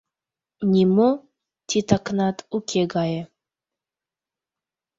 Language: Mari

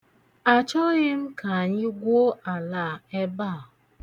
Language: Igbo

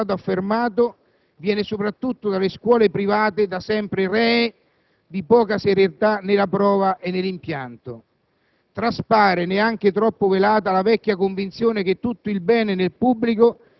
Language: Italian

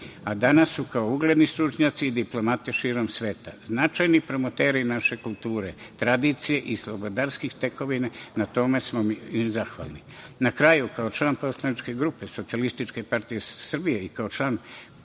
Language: Serbian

